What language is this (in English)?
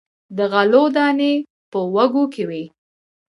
Pashto